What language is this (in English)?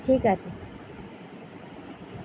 Bangla